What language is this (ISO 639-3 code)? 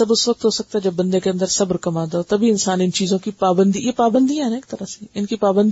urd